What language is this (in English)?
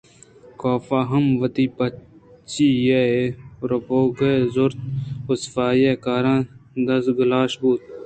Eastern Balochi